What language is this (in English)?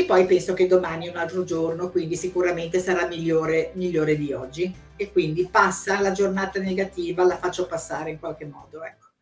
Italian